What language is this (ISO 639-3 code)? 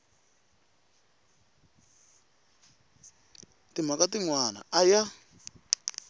tso